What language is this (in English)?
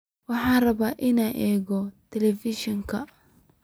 Somali